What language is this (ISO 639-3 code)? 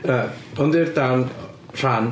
cym